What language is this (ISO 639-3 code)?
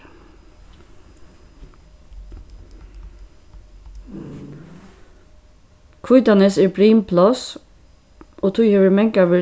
fao